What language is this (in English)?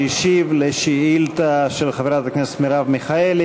Hebrew